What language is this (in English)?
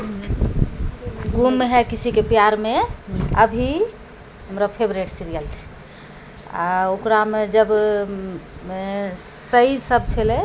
Maithili